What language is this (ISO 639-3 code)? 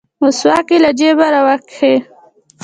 pus